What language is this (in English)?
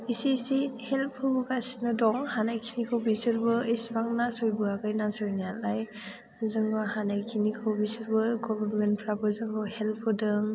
Bodo